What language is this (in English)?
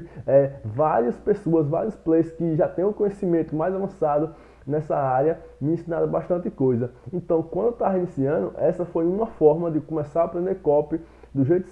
Portuguese